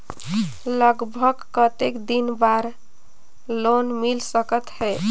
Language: Chhattisgarhi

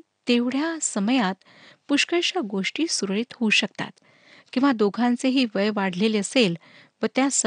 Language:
Marathi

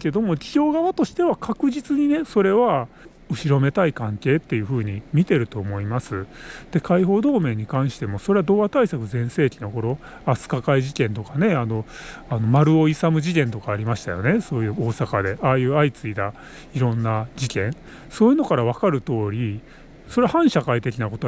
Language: Japanese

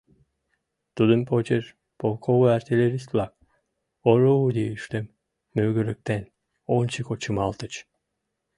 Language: Mari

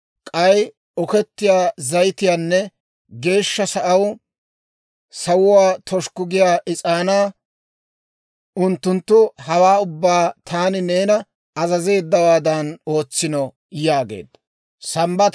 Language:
Dawro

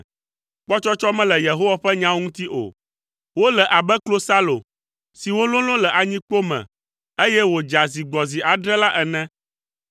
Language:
Ewe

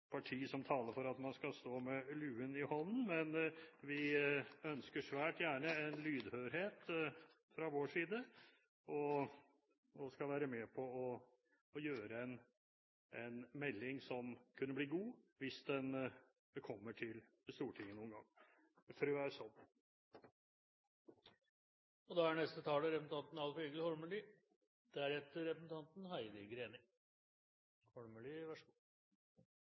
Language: Norwegian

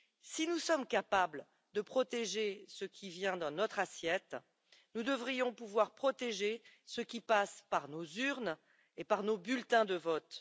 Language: French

